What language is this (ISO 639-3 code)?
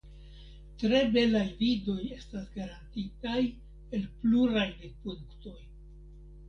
epo